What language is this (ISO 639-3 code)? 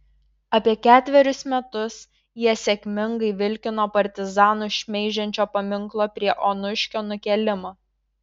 lit